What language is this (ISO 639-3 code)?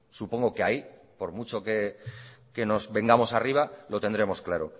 spa